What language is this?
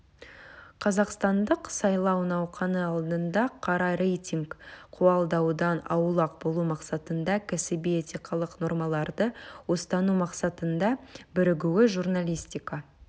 Kazakh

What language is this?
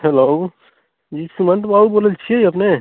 Maithili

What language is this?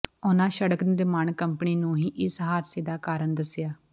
Punjabi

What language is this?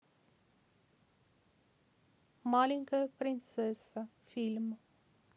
Russian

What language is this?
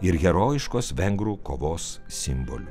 Lithuanian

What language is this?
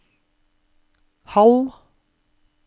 Norwegian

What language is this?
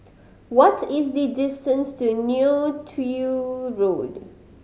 English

